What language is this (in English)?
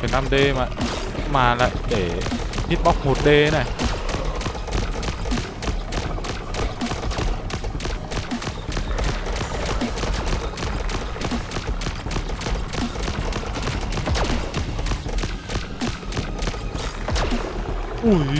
Vietnamese